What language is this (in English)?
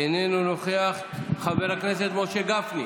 Hebrew